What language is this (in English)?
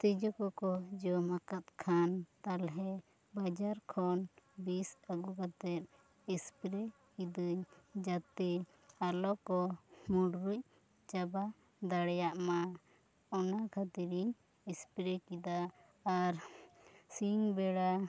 Santali